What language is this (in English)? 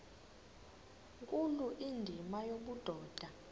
Xhosa